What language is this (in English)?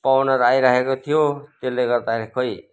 Nepali